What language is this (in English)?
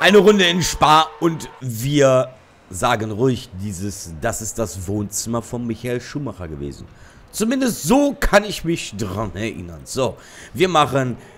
German